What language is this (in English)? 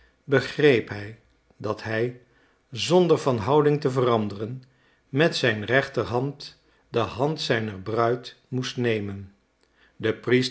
Dutch